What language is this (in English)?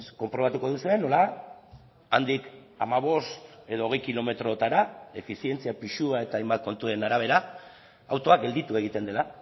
Basque